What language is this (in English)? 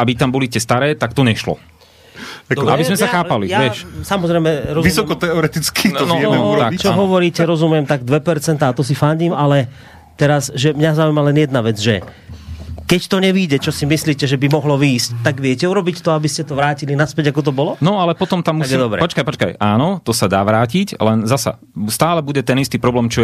Slovak